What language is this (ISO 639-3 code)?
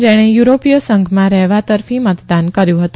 guj